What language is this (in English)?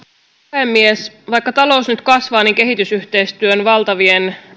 Finnish